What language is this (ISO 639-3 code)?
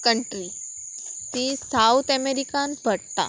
kok